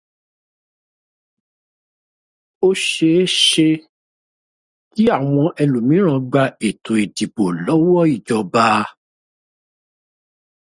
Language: Yoruba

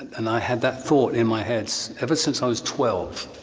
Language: English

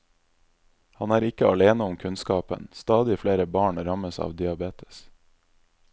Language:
Norwegian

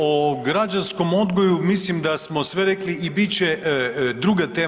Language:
Croatian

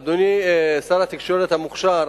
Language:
Hebrew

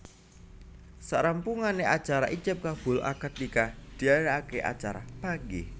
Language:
Javanese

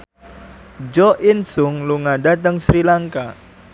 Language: Javanese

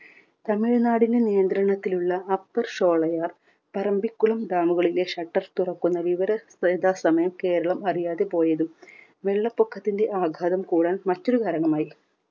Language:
Malayalam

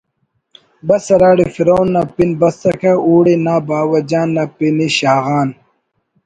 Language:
Brahui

